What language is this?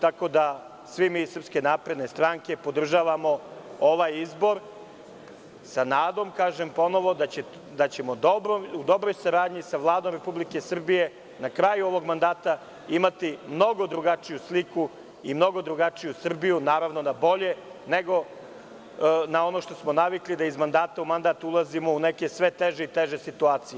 Serbian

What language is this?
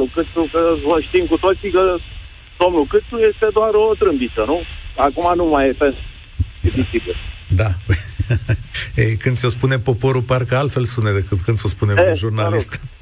Romanian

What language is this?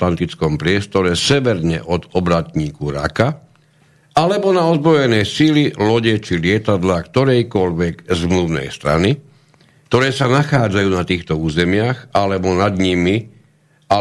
Slovak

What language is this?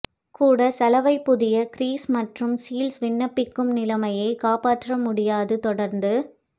Tamil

